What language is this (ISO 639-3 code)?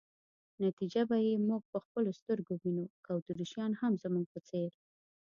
pus